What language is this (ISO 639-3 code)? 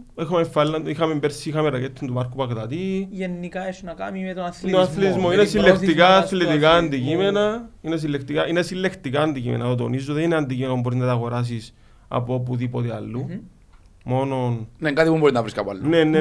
ell